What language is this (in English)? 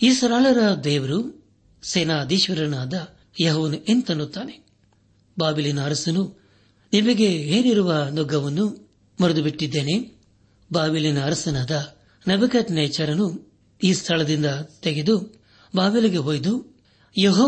Kannada